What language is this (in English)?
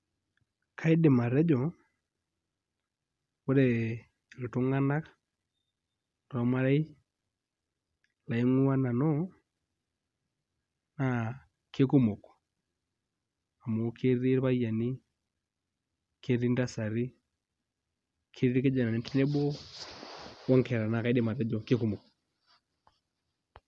Masai